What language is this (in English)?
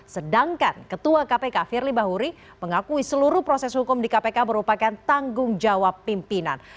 Indonesian